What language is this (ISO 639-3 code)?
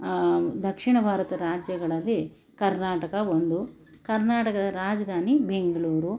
kan